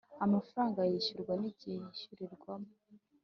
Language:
Kinyarwanda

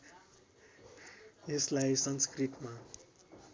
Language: Nepali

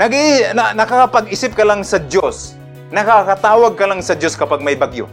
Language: Filipino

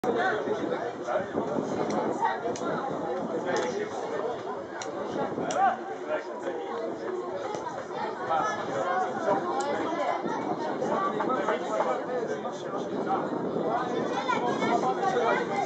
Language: Arabic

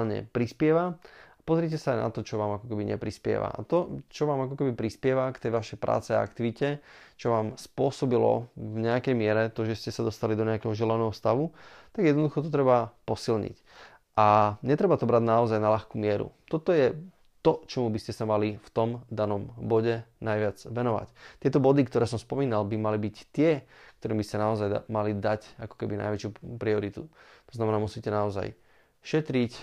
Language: Slovak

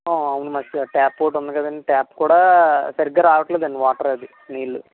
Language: Telugu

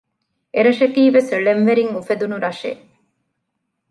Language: Divehi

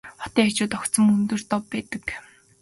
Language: Mongolian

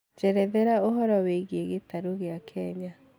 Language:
Kikuyu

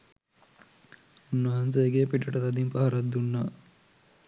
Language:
Sinhala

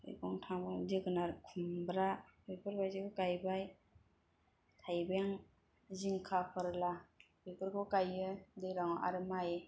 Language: Bodo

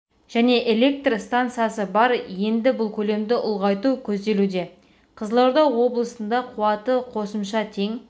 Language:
Kazakh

